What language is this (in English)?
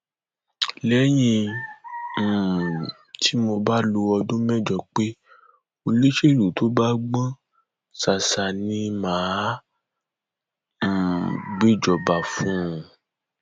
Yoruba